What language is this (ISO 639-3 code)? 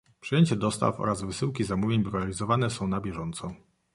pol